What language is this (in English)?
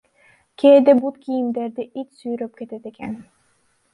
Kyrgyz